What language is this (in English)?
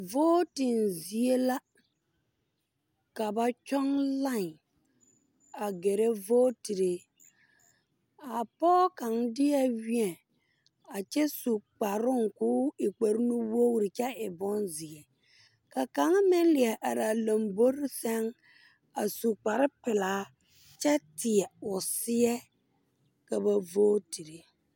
Southern Dagaare